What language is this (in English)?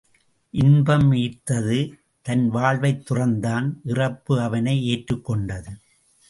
Tamil